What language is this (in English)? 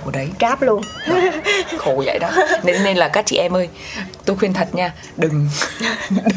Vietnamese